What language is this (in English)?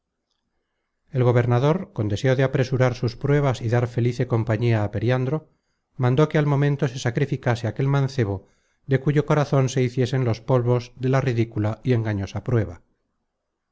Spanish